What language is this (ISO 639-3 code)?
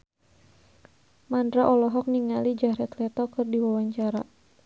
sun